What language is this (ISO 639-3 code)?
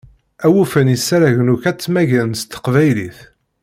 kab